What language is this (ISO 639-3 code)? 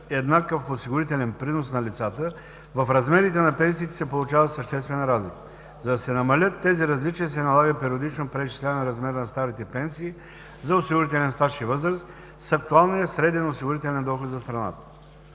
bul